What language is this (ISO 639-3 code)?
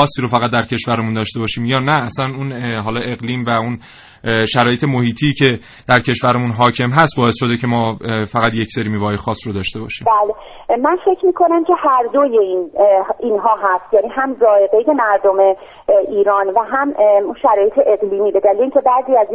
fas